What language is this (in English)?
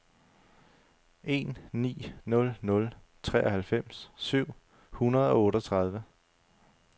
Danish